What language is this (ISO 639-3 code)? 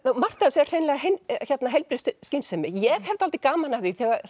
isl